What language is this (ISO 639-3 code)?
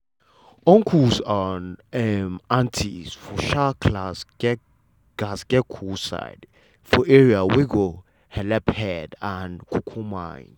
pcm